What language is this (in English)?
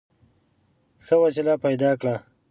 Pashto